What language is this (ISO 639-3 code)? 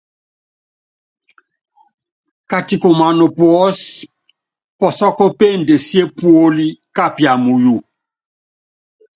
yav